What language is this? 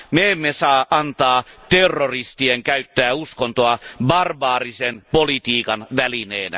Finnish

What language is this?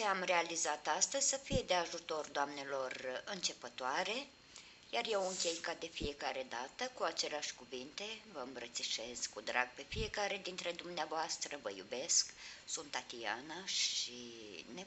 Romanian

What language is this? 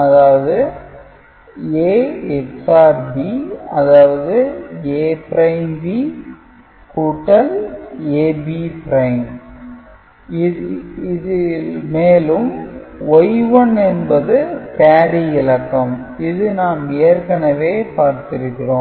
Tamil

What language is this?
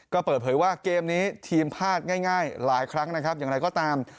Thai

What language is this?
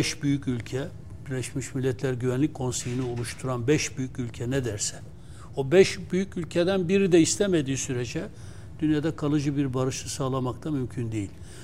Turkish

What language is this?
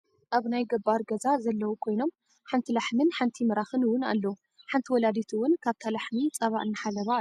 Tigrinya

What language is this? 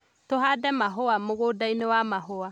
Kikuyu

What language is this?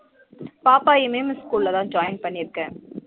Tamil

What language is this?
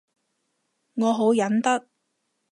Cantonese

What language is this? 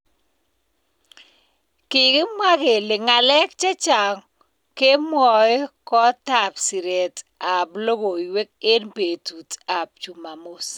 Kalenjin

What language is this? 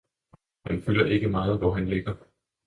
Danish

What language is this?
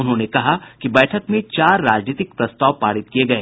Hindi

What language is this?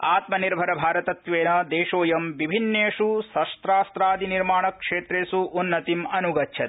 Sanskrit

